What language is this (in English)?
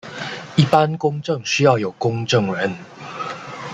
Chinese